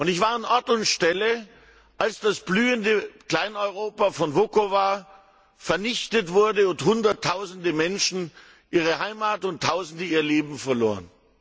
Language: German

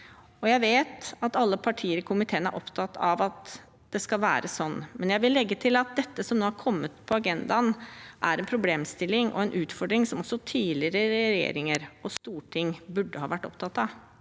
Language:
Norwegian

